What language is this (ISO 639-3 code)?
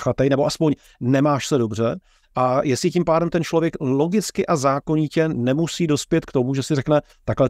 ces